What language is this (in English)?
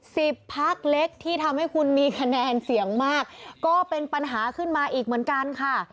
Thai